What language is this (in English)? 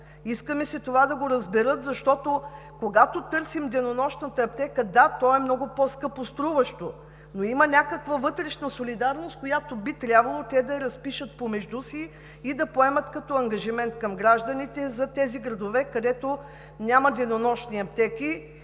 Bulgarian